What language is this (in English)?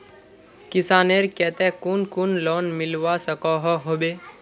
Magahi